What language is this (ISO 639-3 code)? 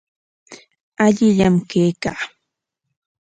qwa